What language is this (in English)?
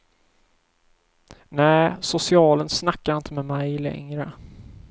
Swedish